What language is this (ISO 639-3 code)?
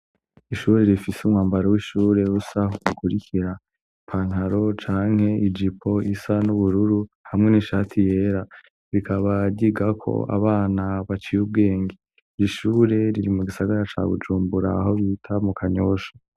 run